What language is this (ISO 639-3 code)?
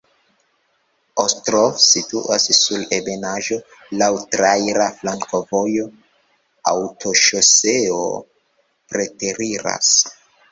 epo